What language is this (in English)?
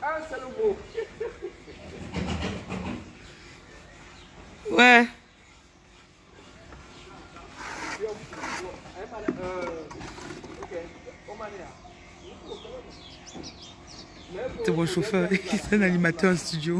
French